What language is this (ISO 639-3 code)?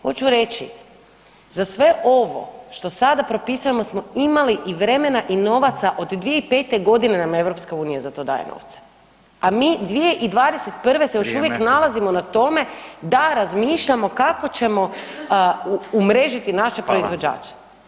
hrv